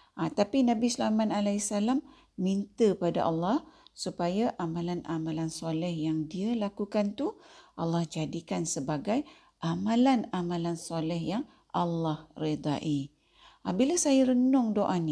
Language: Malay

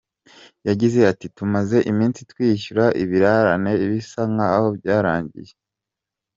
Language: Kinyarwanda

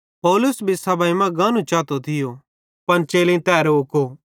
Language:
Bhadrawahi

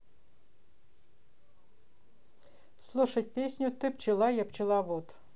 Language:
Russian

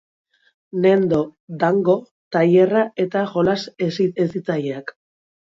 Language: Basque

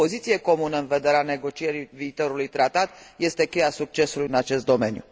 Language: Romanian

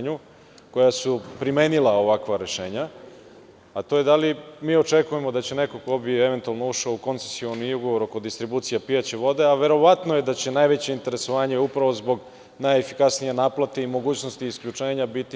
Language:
Serbian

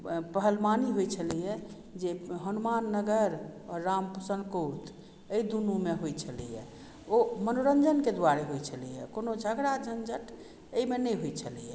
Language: Maithili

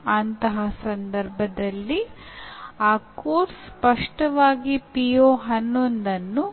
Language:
Kannada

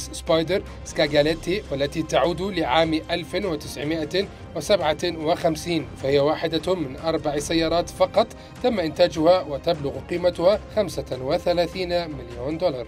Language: Arabic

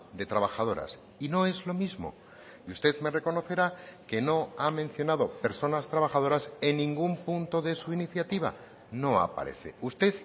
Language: Spanish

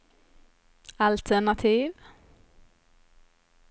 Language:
Swedish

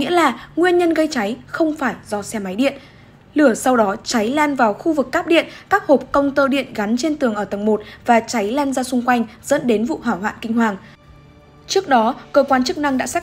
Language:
Vietnamese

